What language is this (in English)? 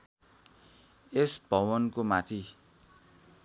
Nepali